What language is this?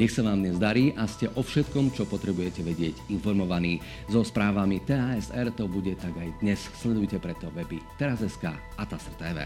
Slovak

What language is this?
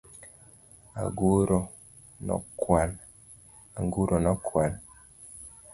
Luo (Kenya and Tanzania)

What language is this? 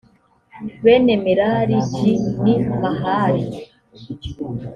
Kinyarwanda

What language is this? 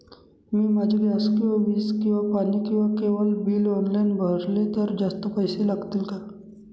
Marathi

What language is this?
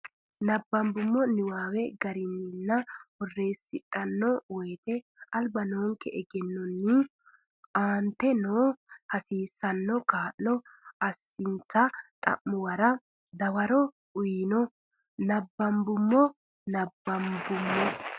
Sidamo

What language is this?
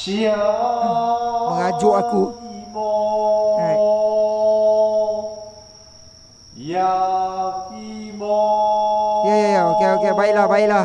Malay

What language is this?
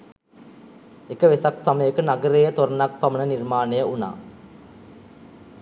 Sinhala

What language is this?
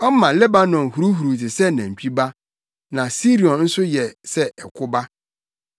Akan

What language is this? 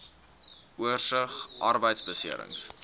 Afrikaans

